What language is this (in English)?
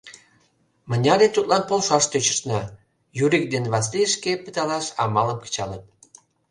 Mari